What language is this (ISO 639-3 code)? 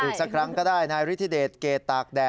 tha